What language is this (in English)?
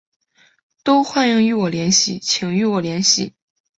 Chinese